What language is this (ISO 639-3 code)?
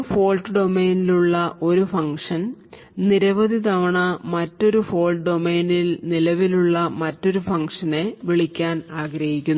mal